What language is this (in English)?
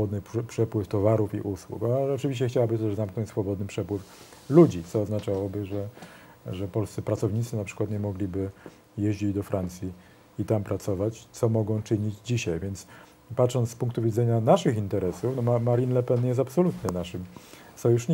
Polish